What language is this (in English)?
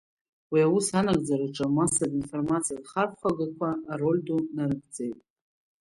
Abkhazian